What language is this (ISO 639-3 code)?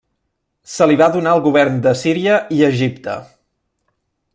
cat